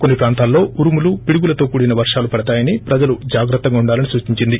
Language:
Telugu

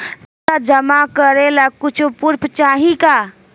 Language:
Bhojpuri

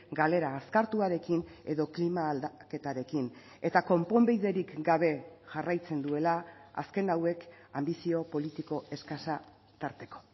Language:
Basque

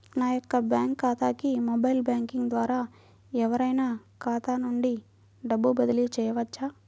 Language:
Telugu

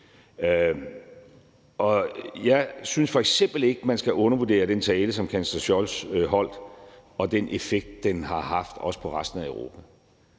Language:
Danish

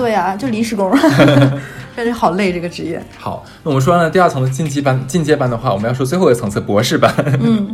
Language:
Chinese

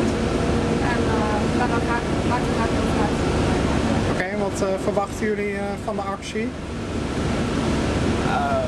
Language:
Dutch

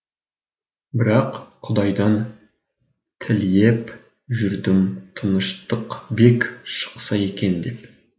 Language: Kazakh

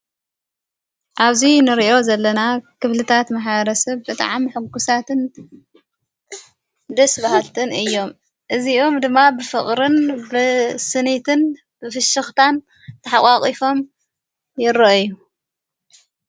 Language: Tigrinya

